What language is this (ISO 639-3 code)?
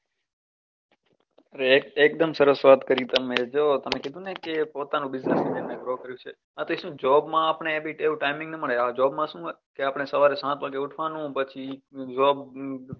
guj